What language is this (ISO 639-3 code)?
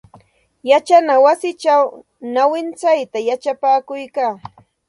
qxt